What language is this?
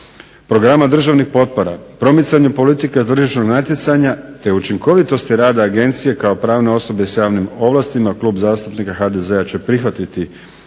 Croatian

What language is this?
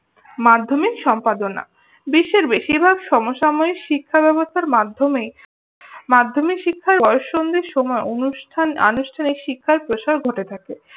Bangla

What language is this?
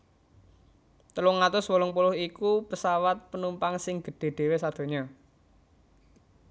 Javanese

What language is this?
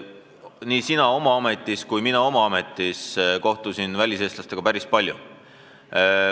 Estonian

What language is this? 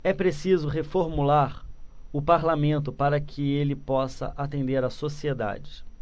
Portuguese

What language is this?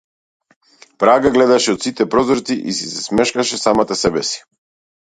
Macedonian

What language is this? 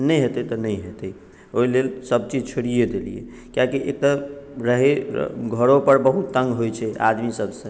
Maithili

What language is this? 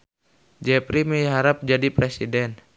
Sundanese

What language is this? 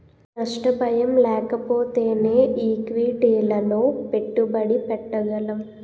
Telugu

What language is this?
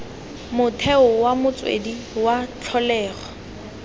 Tswana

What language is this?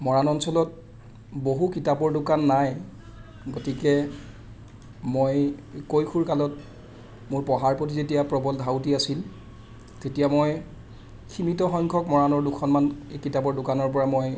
Assamese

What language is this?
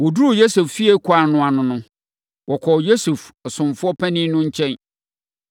Akan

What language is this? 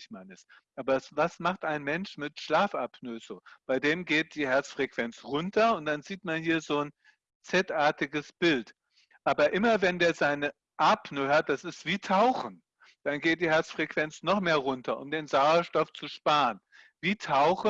German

